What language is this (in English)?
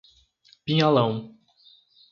Portuguese